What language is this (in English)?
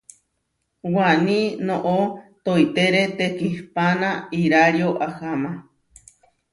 Huarijio